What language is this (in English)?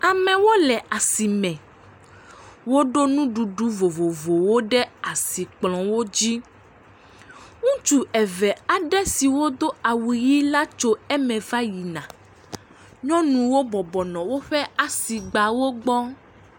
Ewe